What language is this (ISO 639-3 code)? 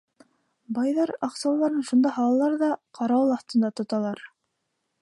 bak